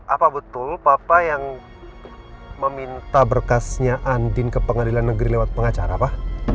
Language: Indonesian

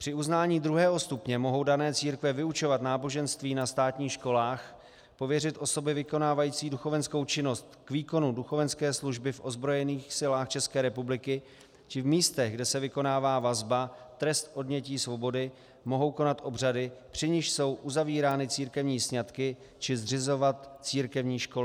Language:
Czech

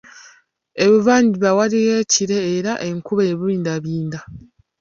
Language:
Ganda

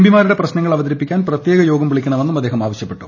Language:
Malayalam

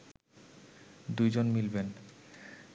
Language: Bangla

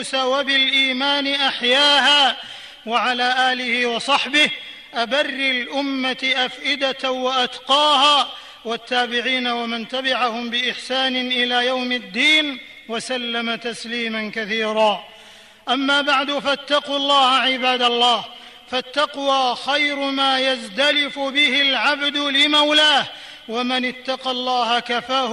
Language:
Arabic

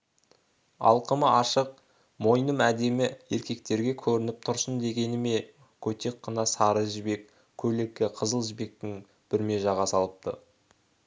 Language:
Kazakh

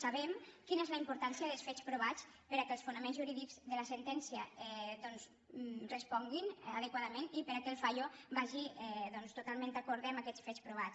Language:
Catalan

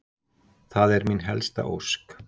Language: Icelandic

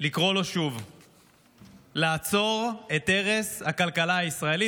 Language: Hebrew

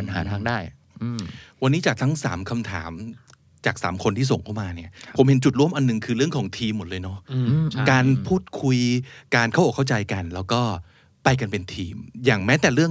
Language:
Thai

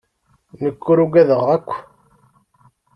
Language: Kabyle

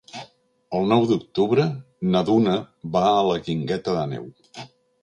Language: Catalan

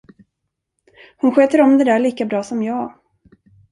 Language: Swedish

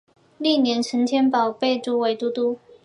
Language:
Chinese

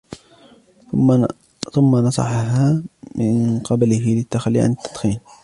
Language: Arabic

